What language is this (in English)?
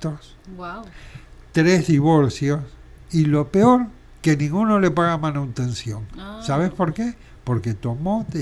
Spanish